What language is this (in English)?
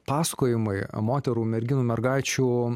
Lithuanian